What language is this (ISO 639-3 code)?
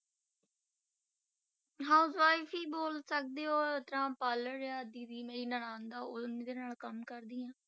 pan